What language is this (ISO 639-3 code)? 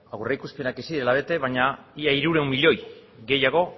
eus